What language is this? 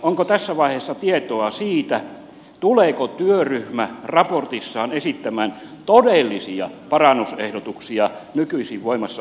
Finnish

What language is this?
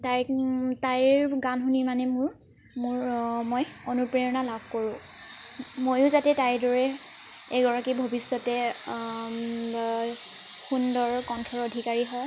Assamese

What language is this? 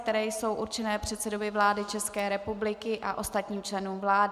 Czech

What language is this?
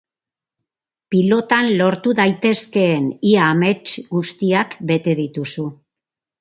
Basque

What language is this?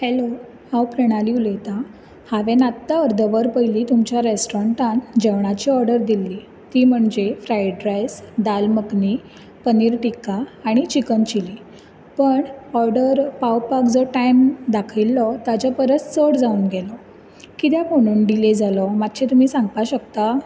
Konkani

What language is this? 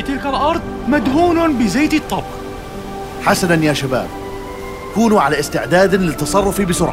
Arabic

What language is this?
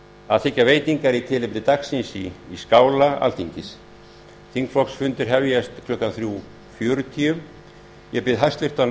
Icelandic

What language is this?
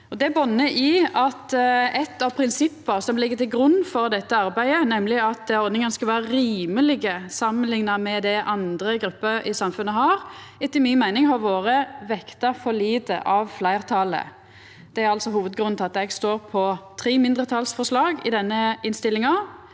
Norwegian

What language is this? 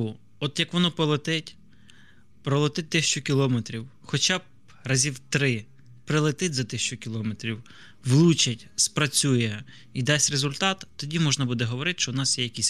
Ukrainian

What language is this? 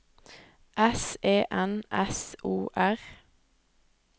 Norwegian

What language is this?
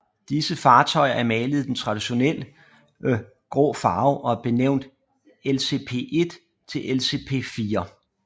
Danish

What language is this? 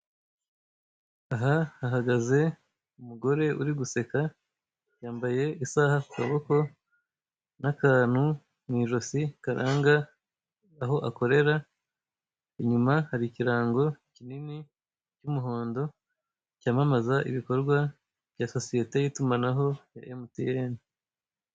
Kinyarwanda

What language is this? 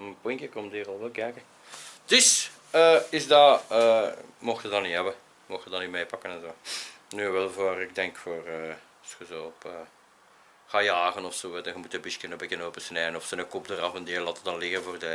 Dutch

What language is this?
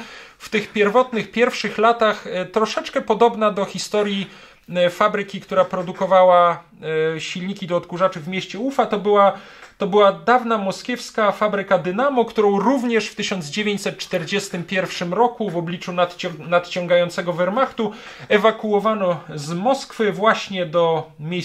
Polish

